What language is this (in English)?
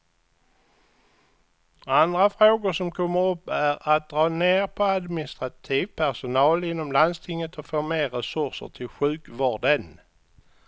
Swedish